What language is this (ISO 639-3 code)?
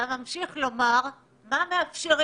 heb